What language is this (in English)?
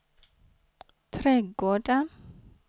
Swedish